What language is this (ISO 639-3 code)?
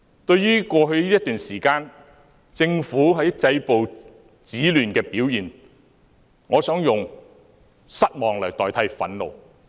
yue